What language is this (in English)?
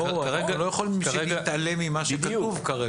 Hebrew